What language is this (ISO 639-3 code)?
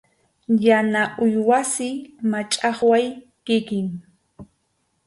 qxu